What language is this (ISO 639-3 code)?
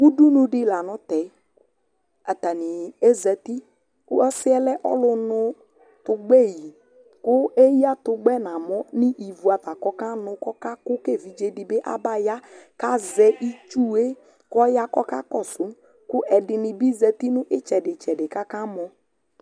kpo